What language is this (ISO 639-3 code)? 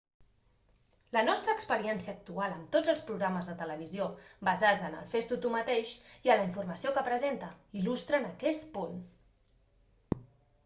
cat